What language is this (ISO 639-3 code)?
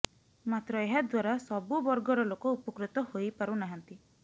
ori